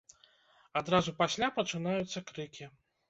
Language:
Belarusian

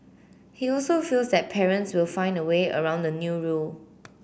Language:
English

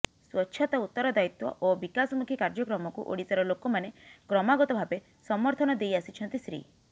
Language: Odia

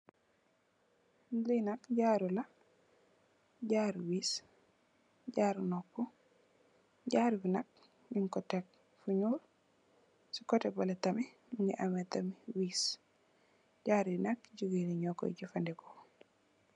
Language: Wolof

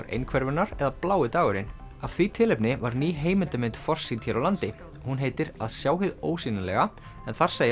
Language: Icelandic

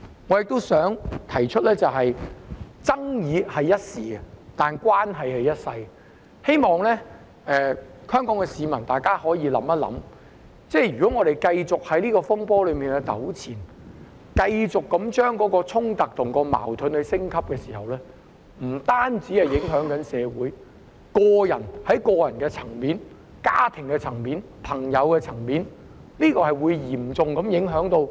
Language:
Cantonese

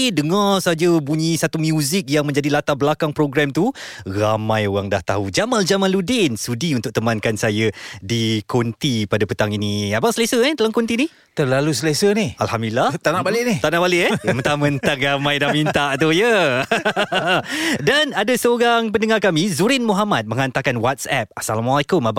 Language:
Malay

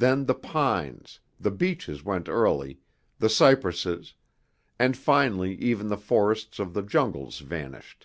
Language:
English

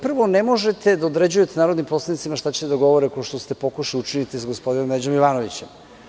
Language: Serbian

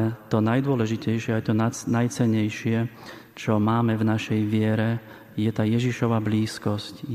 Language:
Slovak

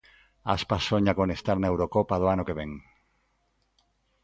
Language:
Galician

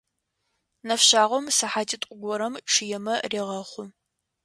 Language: Adyghe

